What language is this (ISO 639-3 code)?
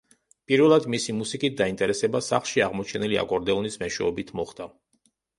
kat